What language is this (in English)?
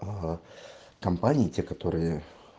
Russian